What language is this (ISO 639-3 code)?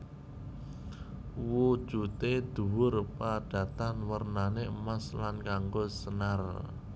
jav